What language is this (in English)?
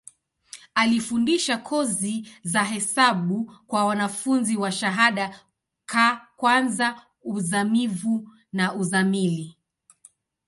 Swahili